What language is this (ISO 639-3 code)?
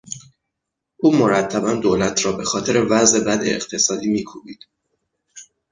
fas